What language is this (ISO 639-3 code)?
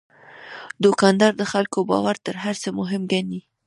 pus